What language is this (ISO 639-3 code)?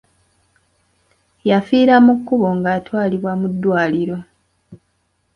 lug